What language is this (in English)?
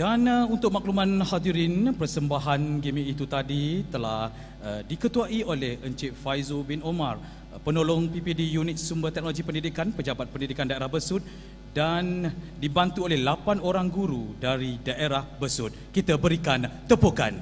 Malay